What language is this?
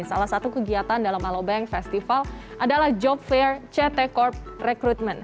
Indonesian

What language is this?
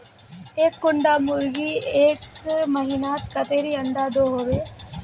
Magahi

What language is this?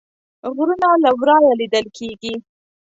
Pashto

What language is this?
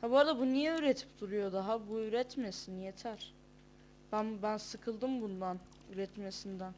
Turkish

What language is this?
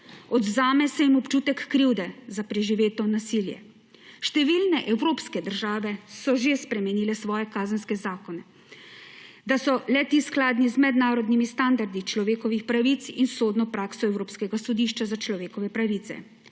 Slovenian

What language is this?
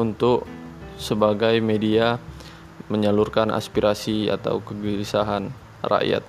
Indonesian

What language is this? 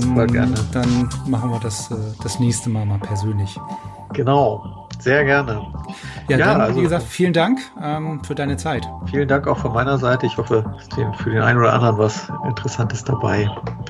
German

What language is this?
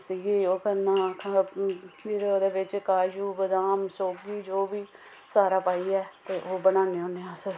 Dogri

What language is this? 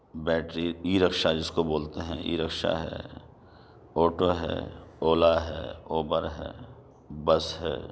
Urdu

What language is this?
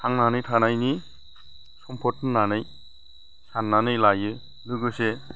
Bodo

